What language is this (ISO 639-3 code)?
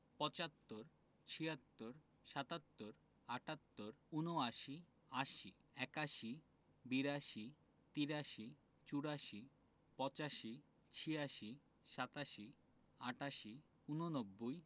ben